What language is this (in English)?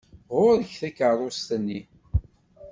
Kabyle